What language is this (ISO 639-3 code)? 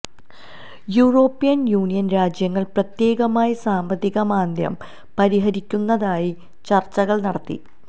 mal